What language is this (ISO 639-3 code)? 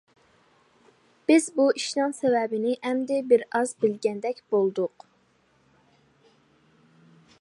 uig